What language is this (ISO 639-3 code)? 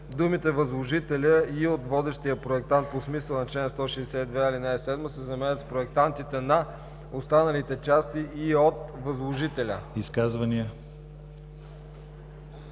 bul